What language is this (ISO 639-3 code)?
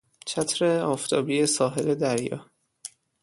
fas